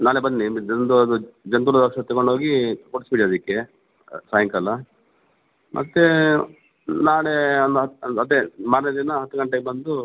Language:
Kannada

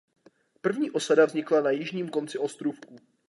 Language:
Czech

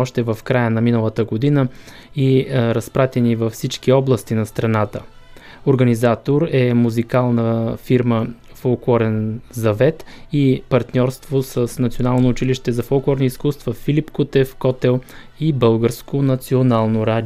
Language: Bulgarian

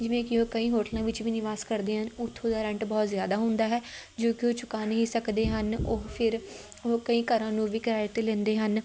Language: Punjabi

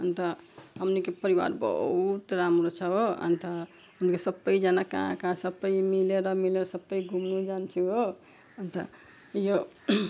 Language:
Nepali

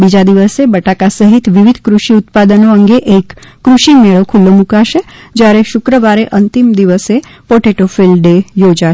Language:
Gujarati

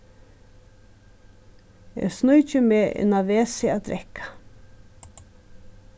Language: Faroese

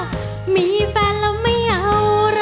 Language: Thai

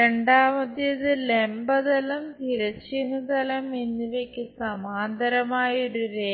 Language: Malayalam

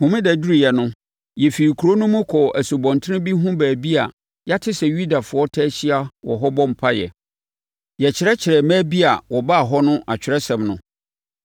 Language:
Akan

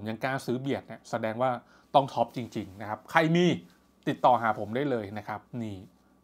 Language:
Thai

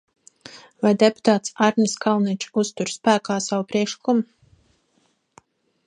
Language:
Latvian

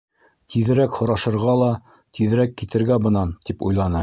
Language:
Bashkir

